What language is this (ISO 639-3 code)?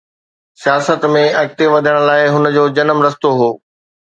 snd